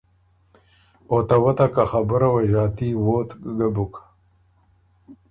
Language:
Ormuri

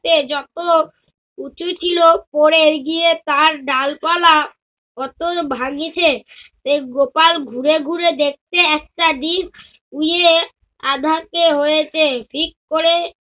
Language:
Bangla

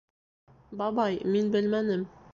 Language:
Bashkir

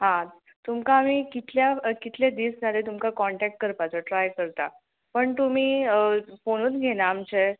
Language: Konkani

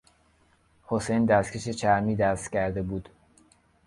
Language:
Persian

